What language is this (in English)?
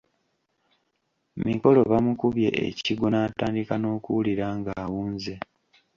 Ganda